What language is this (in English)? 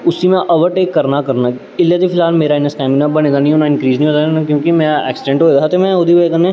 Dogri